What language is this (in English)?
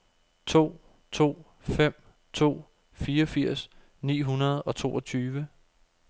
Danish